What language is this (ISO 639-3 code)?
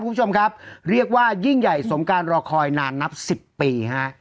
tha